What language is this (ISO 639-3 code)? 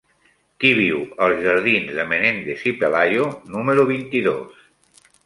cat